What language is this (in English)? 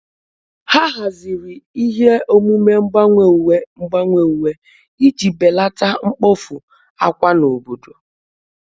Igbo